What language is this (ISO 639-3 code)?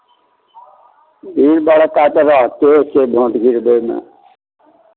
mai